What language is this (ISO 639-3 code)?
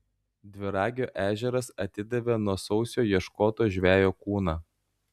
lit